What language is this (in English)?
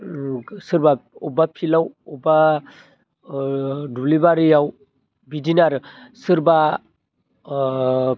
Bodo